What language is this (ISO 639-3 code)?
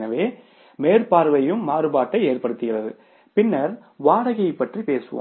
tam